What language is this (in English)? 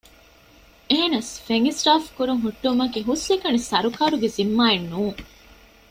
Divehi